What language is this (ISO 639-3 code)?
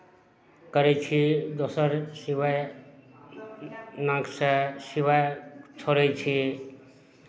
mai